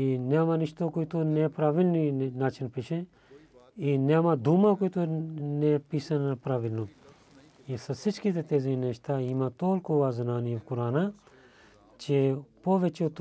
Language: Bulgarian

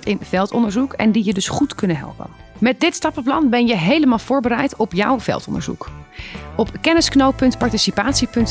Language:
Dutch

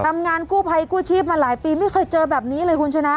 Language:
Thai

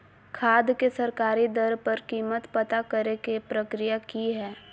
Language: Magahi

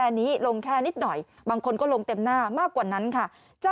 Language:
Thai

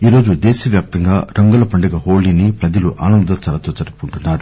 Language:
Telugu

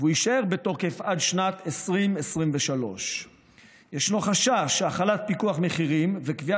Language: Hebrew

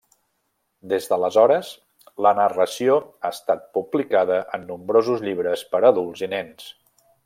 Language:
Catalan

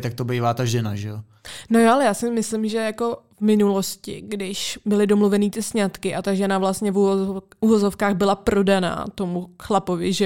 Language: Czech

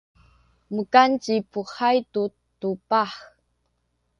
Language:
Sakizaya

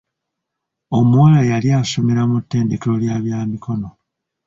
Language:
Ganda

